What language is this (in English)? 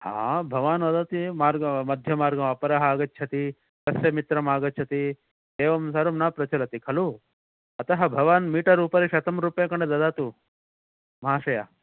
Sanskrit